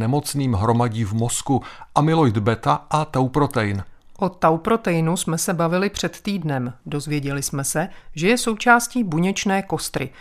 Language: Czech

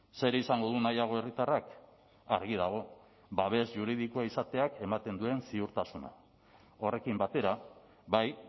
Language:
Basque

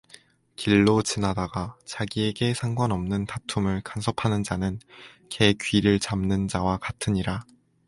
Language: Korean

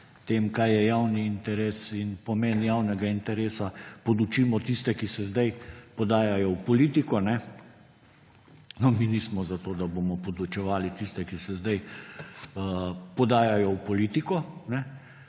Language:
Slovenian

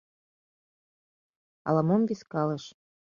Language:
Mari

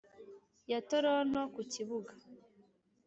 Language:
Kinyarwanda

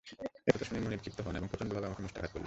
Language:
Bangla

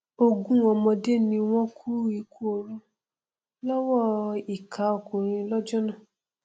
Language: Yoruba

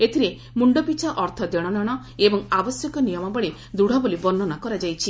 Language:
Odia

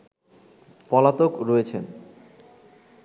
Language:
Bangla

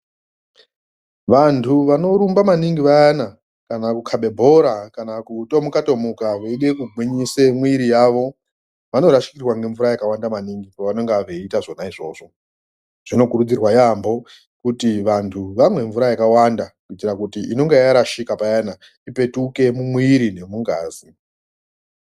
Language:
Ndau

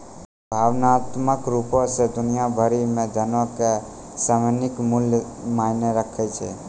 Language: Maithili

